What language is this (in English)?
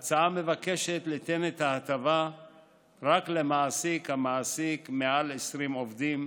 Hebrew